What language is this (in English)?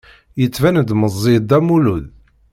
Kabyle